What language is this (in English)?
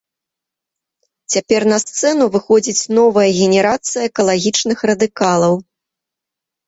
Belarusian